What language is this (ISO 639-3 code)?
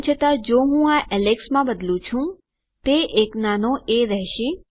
guj